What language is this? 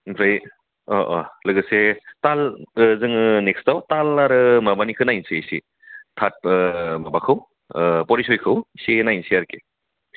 Bodo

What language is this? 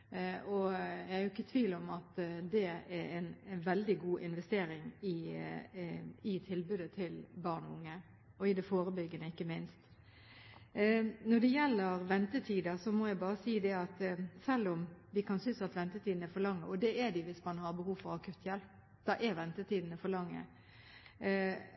Norwegian Bokmål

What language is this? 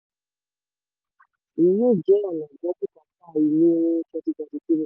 Yoruba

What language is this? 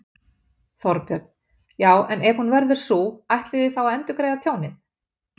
Icelandic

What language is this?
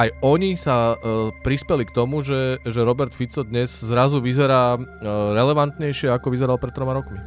Czech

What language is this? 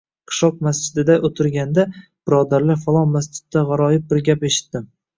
Uzbek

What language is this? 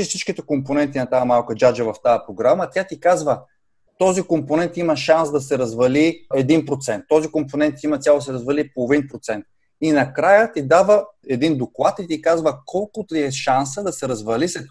Bulgarian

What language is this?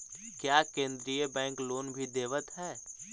Magahi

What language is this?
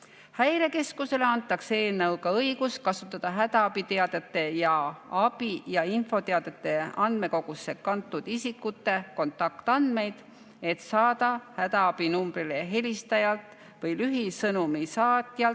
Estonian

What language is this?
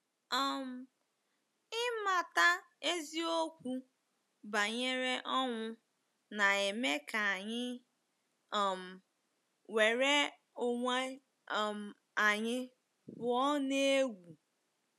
Igbo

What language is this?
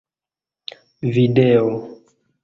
Esperanto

